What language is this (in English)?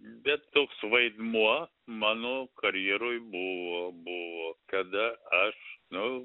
Lithuanian